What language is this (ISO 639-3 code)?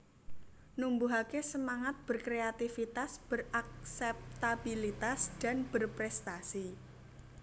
jav